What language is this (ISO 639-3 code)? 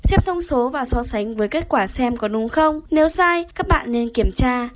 vie